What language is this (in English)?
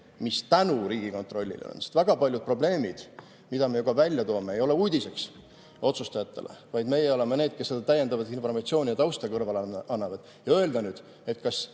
Estonian